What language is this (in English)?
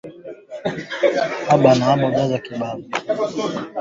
Swahili